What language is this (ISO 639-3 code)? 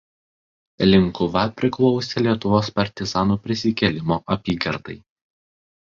lit